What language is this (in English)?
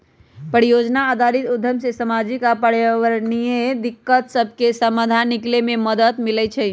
Magahi